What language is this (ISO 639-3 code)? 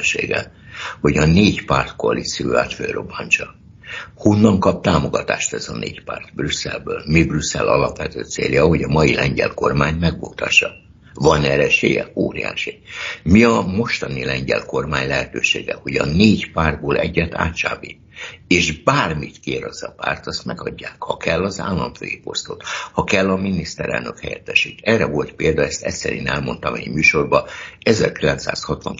hun